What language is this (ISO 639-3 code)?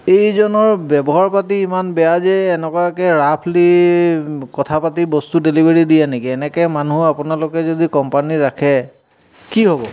asm